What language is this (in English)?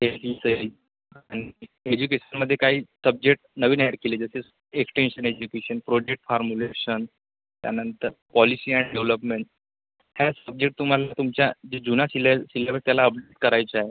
Marathi